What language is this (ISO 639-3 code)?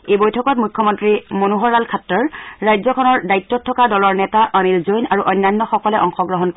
asm